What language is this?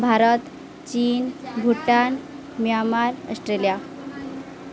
Odia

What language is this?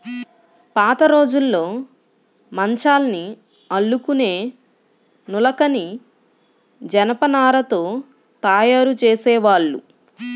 Telugu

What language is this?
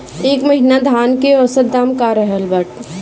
Bhojpuri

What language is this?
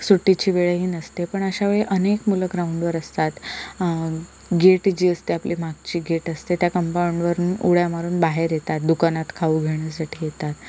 Marathi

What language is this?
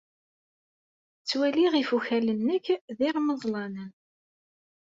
Kabyle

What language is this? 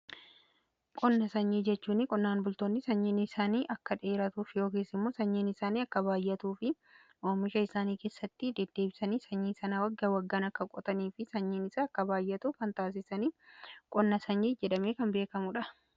Oromo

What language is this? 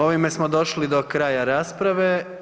Croatian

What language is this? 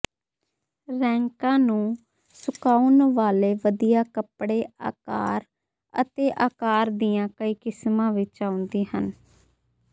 Punjabi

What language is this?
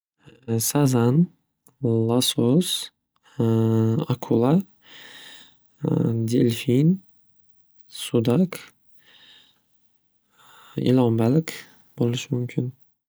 Uzbek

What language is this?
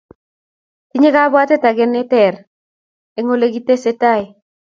Kalenjin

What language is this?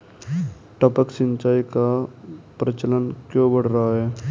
Hindi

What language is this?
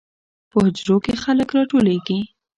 Pashto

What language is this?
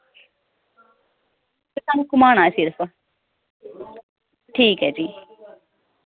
Dogri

